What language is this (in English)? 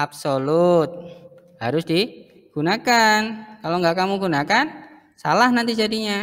Indonesian